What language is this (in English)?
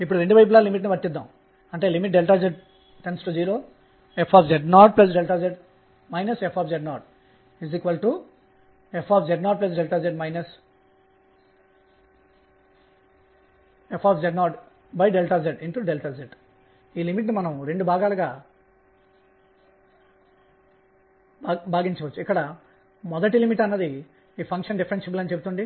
Telugu